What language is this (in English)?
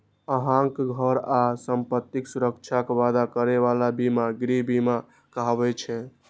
Maithili